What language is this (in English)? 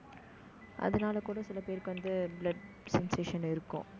Tamil